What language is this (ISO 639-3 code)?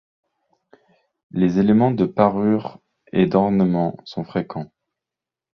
fra